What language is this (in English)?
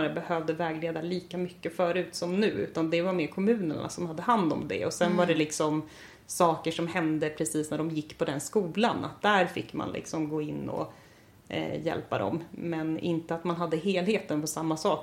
Swedish